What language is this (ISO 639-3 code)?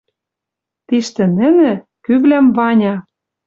mrj